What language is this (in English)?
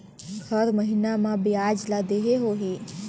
Chhattisgarhi